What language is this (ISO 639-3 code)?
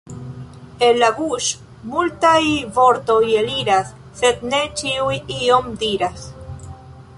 epo